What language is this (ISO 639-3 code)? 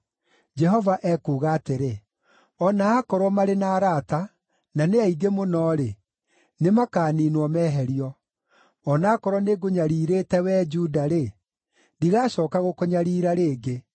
kik